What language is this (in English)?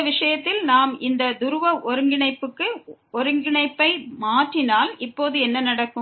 Tamil